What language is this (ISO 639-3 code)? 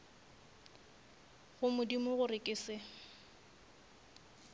nso